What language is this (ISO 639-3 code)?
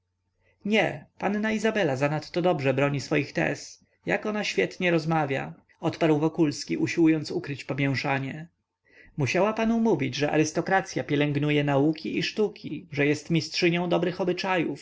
pol